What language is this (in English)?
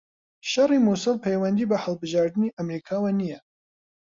Central Kurdish